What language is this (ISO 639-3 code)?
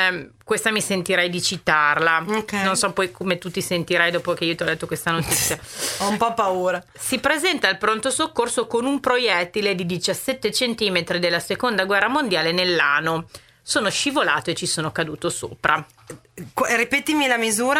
ita